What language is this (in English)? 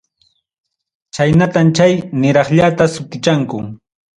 Ayacucho Quechua